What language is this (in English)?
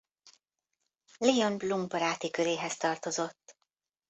Hungarian